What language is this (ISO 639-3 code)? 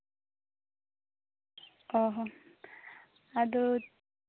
sat